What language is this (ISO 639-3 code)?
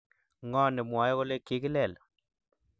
kln